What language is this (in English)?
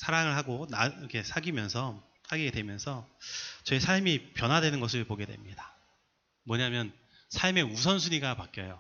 Korean